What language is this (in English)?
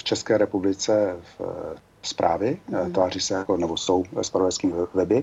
Czech